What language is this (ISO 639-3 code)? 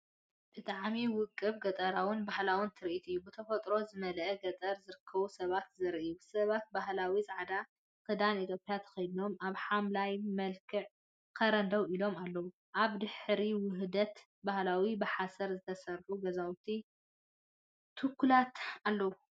tir